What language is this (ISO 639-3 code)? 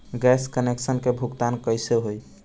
bho